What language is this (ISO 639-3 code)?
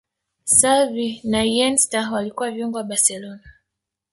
swa